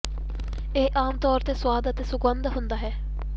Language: Punjabi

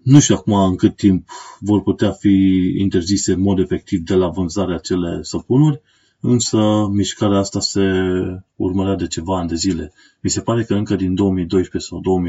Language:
Romanian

